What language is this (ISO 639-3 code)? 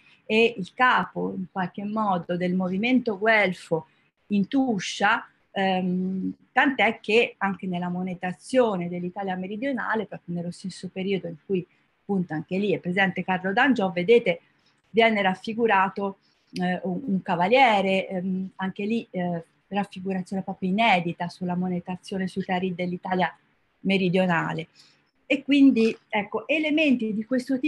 ita